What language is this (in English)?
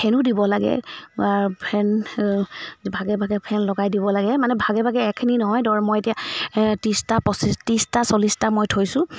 Assamese